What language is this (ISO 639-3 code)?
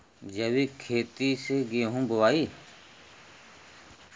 bho